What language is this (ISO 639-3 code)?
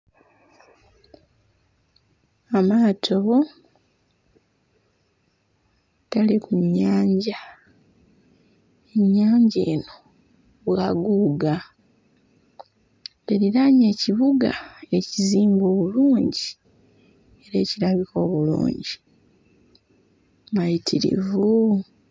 lug